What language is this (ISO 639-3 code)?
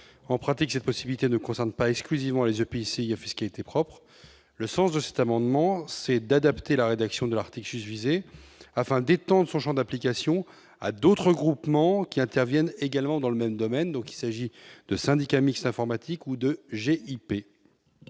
fra